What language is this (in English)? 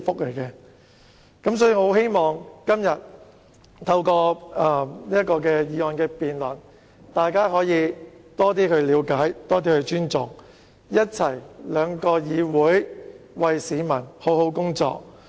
Cantonese